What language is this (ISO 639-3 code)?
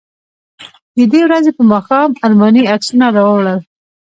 pus